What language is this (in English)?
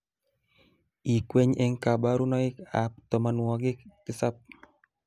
Kalenjin